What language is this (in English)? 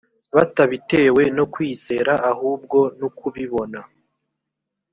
Kinyarwanda